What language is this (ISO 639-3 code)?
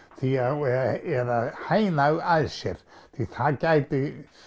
isl